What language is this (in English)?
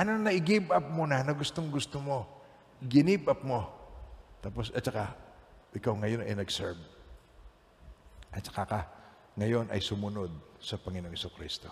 Filipino